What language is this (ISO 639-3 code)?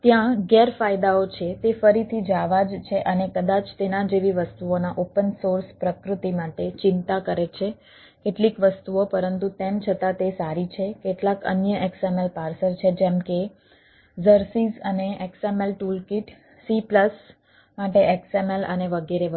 guj